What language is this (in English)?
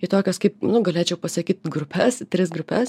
Lithuanian